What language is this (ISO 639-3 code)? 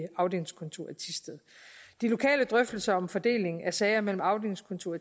dan